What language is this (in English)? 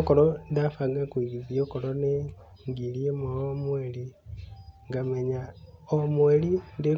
Kikuyu